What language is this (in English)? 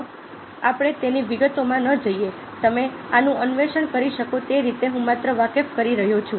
Gujarati